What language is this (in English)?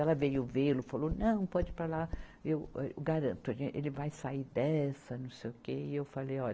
Portuguese